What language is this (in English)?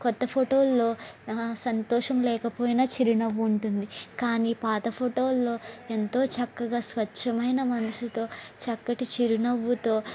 Telugu